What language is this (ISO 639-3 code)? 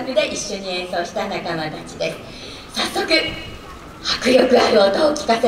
jpn